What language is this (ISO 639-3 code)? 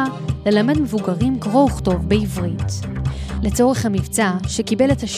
heb